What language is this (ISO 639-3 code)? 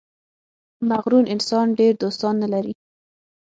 pus